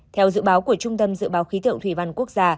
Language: Vietnamese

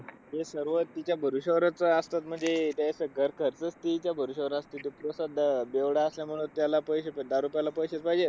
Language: Marathi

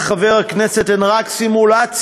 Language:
Hebrew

